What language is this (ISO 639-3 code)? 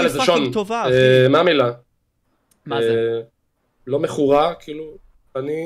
heb